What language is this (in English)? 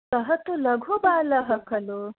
Sanskrit